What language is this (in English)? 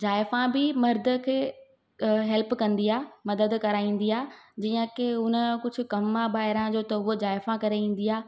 Sindhi